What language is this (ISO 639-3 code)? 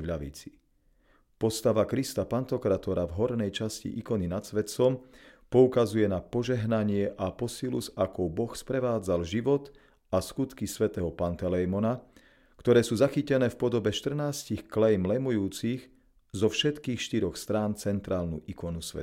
slk